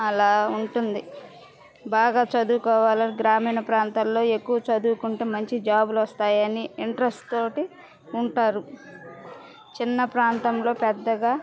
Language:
Telugu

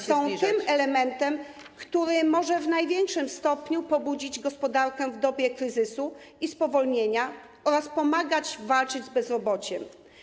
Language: Polish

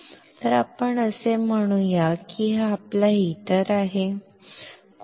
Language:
Marathi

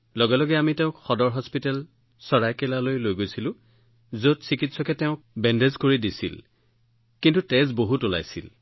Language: Assamese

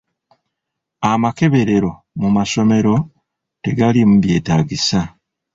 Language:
Ganda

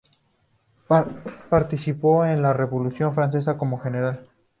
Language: Spanish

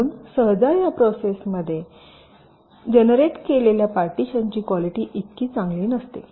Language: Marathi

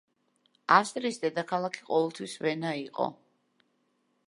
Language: Georgian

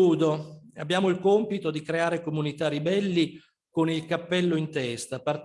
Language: Italian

